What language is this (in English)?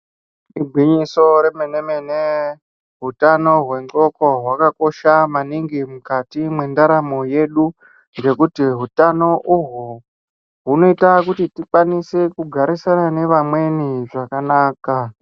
Ndau